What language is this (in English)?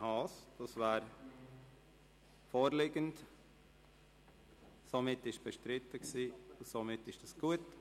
Swiss German